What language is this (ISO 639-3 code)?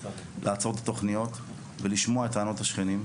heb